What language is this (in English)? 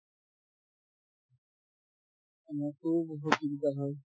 Assamese